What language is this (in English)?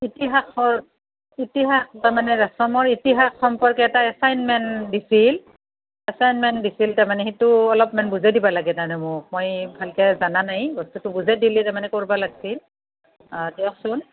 Assamese